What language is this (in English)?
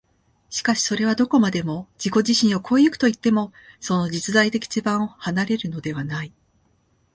Japanese